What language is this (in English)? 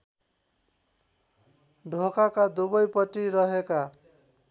Nepali